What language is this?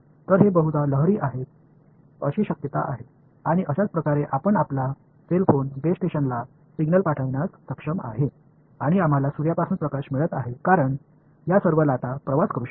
Marathi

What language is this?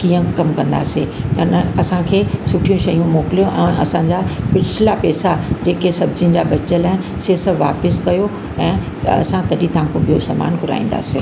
Sindhi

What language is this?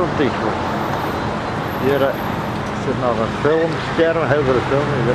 Dutch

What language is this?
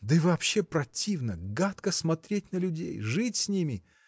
Russian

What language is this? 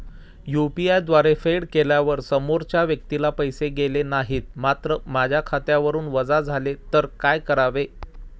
Marathi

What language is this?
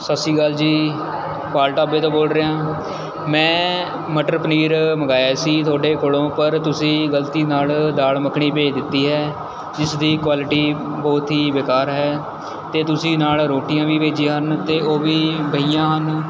Punjabi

